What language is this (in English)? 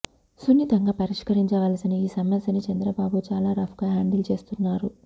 Telugu